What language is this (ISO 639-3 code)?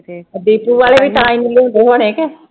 pan